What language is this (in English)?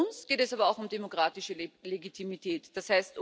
German